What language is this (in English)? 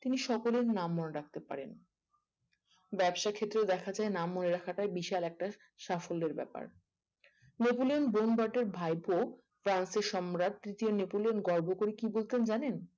Bangla